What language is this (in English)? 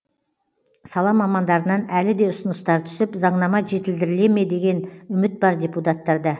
Kazakh